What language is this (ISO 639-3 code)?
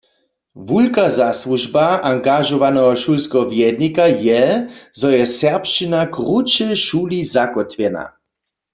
hsb